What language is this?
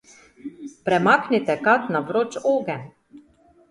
Slovenian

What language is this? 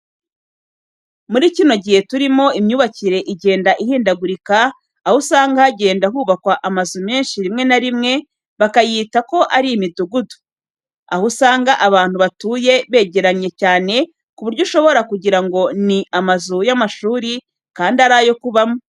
Kinyarwanda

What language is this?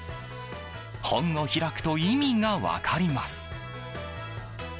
Japanese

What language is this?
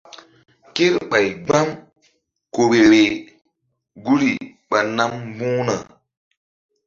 Mbum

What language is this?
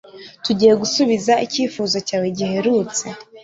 Kinyarwanda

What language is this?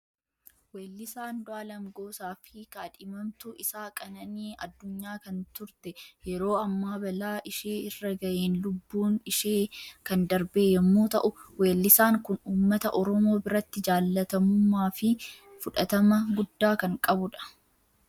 Oromo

